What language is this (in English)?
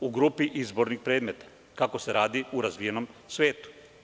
Serbian